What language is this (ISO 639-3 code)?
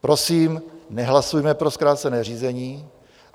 ces